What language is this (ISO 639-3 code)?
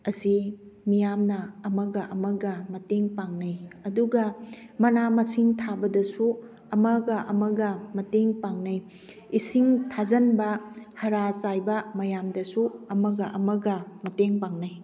mni